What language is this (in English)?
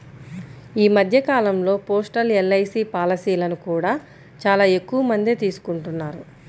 Telugu